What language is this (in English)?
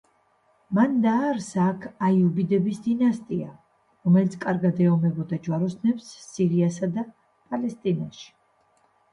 Georgian